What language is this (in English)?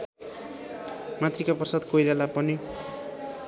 Nepali